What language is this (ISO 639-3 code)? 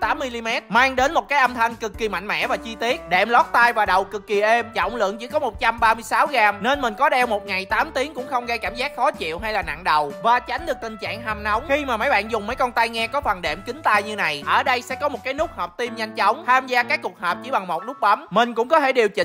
vie